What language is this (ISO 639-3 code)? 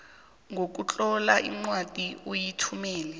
nbl